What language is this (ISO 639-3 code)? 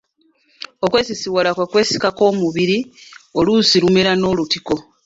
lug